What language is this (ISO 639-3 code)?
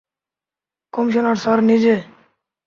ben